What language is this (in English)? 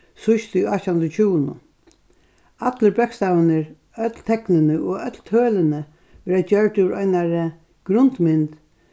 Faroese